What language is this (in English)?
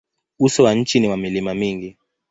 Swahili